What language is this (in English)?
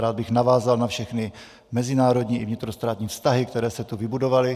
Czech